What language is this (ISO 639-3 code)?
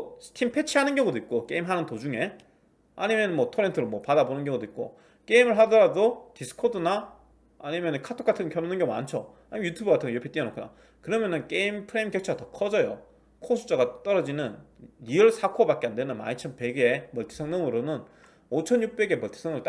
kor